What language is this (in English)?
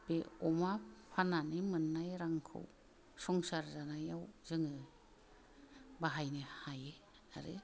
Bodo